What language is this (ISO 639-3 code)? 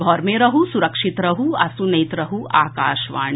mai